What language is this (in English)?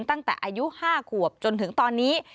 Thai